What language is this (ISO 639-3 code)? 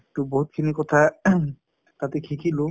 asm